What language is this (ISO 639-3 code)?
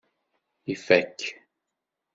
kab